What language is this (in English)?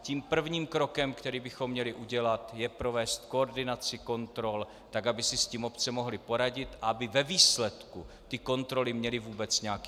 Czech